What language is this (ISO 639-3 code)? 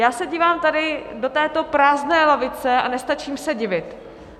ces